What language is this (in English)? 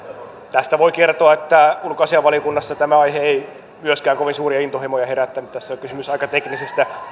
Finnish